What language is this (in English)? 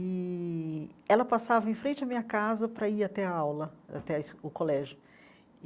Portuguese